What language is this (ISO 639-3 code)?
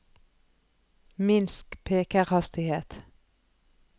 nor